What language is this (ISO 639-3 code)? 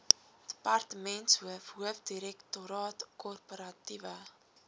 afr